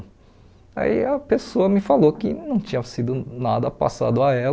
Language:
Portuguese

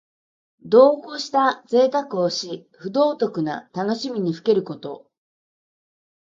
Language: Japanese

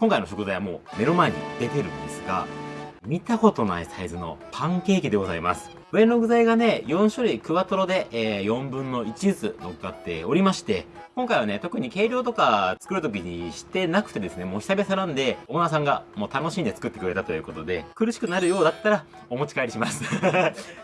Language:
Japanese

